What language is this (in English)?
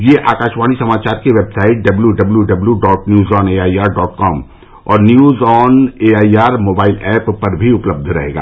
Hindi